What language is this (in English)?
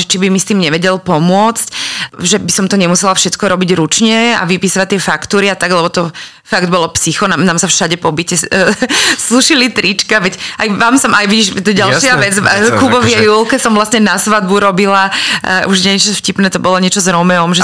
Slovak